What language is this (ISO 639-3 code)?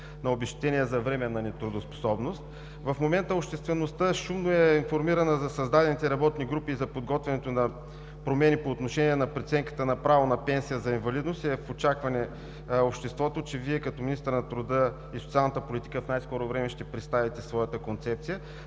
bul